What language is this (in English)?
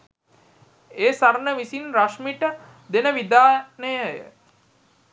Sinhala